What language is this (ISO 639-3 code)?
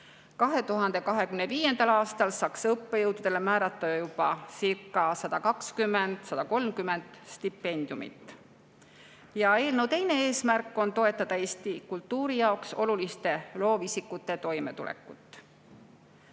est